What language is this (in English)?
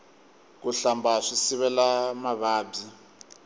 Tsonga